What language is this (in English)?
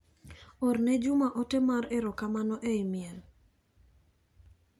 Luo (Kenya and Tanzania)